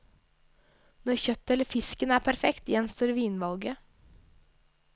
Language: Norwegian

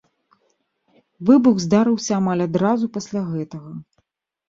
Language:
Belarusian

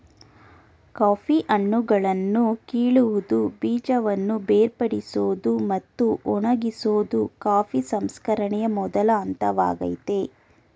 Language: Kannada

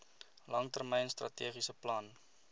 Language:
Afrikaans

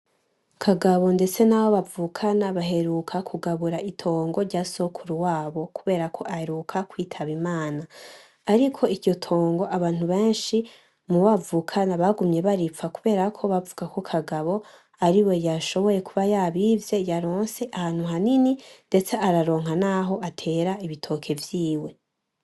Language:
Rundi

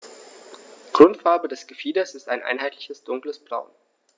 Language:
German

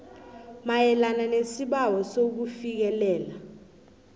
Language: South Ndebele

